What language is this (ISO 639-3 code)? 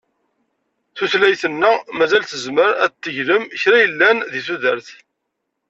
kab